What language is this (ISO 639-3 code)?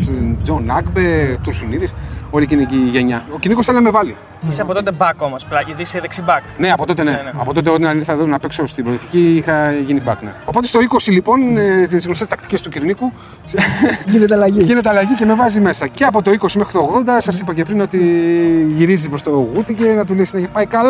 ell